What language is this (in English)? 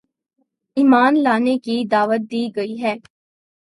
Urdu